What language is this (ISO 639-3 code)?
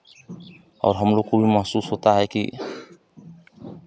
hin